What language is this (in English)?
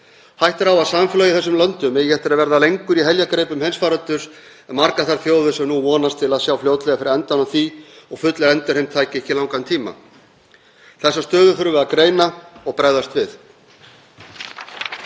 Icelandic